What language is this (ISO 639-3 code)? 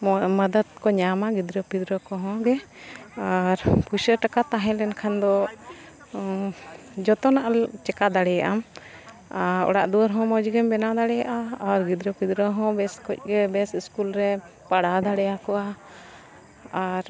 sat